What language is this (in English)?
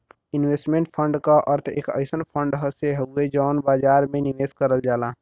Bhojpuri